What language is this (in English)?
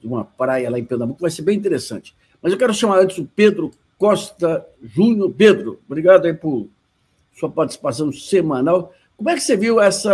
Portuguese